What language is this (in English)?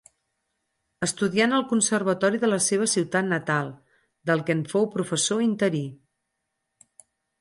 Catalan